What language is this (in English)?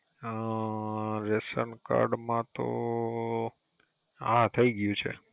Gujarati